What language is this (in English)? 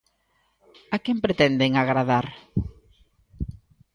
Galician